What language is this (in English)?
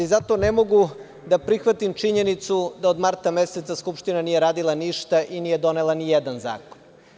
Serbian